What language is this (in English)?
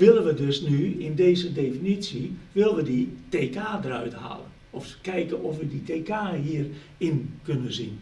Dutch